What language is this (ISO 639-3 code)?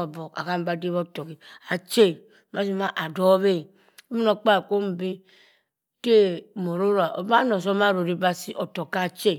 mfn